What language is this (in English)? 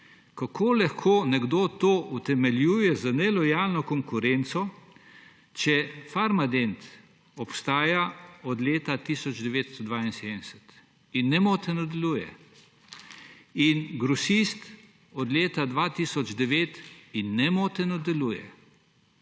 Slovenian